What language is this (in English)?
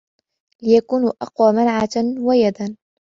Arabic